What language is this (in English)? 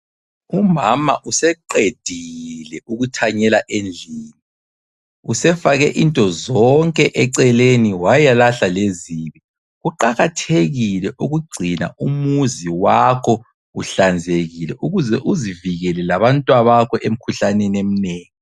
North Ndebele